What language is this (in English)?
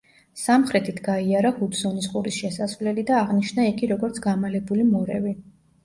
Georgian